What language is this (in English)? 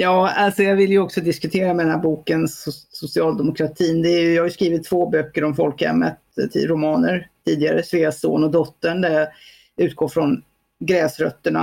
Swedish